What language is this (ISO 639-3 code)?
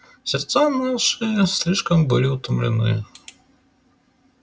rus